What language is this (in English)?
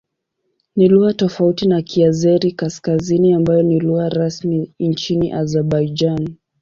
Swahili